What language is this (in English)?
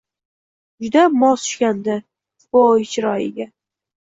Uzbek